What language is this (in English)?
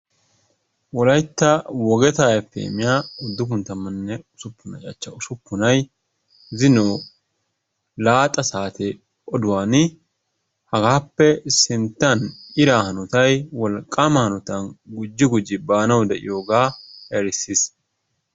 Wolaytta